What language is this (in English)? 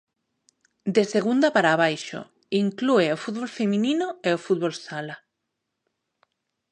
Galician